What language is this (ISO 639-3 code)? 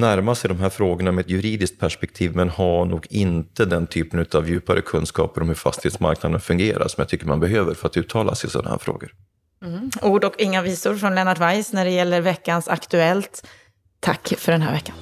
swe